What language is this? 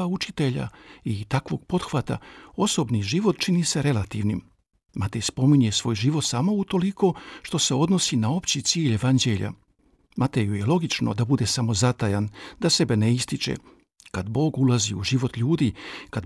Croatian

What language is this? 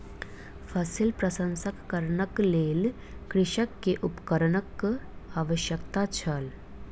Maithili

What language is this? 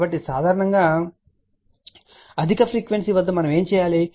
Telugu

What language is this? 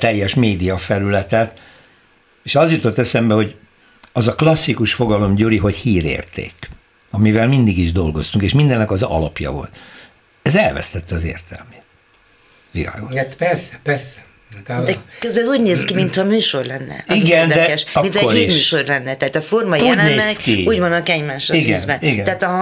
Hungarian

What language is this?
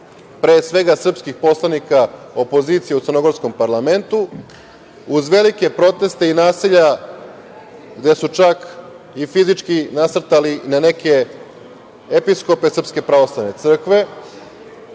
Serbian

